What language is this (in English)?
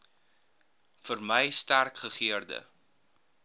Afrikaans